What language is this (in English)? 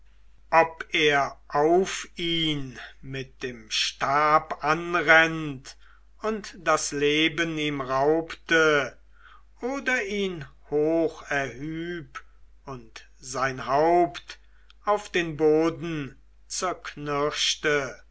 German